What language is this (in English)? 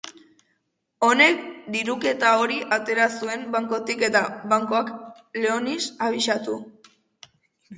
Basque